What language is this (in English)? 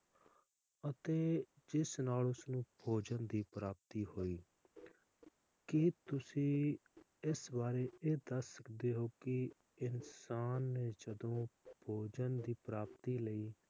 Punjabi